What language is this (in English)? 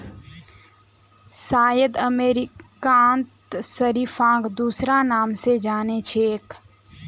Magahi